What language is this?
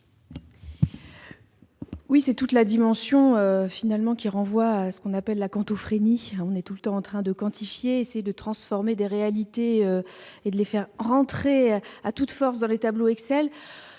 French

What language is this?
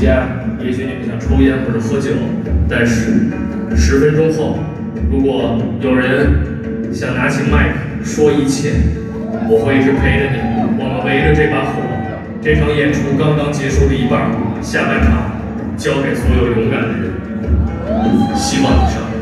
Chinese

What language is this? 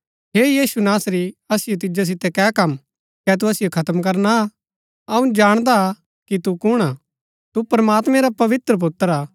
Gaddi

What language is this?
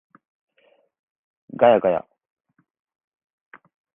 Japanese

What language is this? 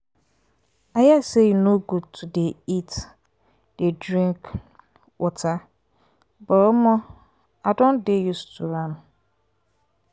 Nigerian Pidgin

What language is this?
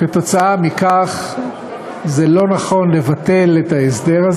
Hebrew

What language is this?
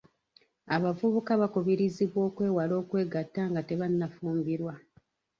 Ganda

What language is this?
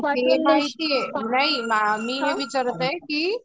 Marathi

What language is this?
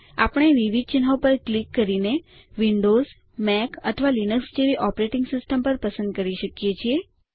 Gujarati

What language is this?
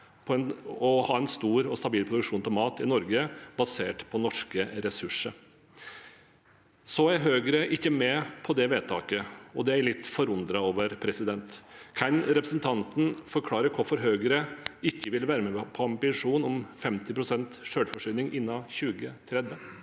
Norwegian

